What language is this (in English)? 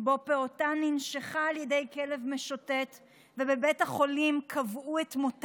Hebrew